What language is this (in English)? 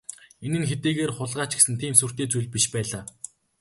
Mongolian